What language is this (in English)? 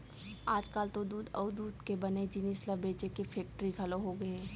Chhattisgarhi